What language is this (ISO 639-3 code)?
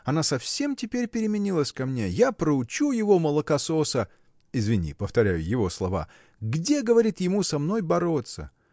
rus